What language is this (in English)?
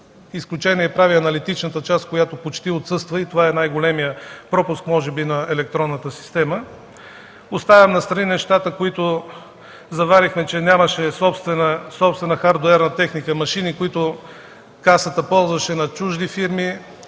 Bulgarian